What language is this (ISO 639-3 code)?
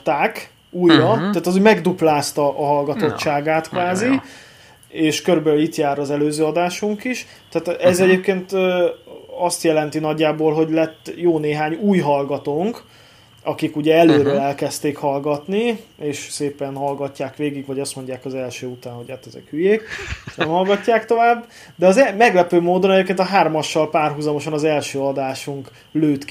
hun